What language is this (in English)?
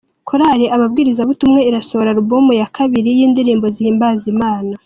Kinyarwanda